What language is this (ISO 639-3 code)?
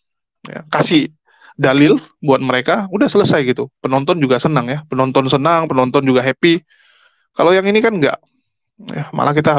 ind